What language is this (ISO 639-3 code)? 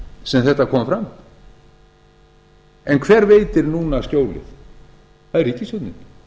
isl